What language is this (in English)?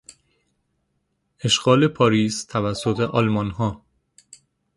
Persian